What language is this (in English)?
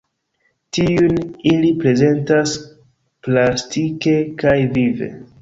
Esperanto